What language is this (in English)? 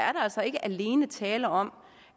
Danish